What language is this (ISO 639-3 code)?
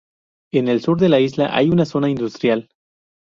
spa